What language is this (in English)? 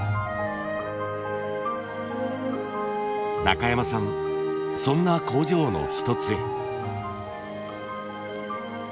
Japanese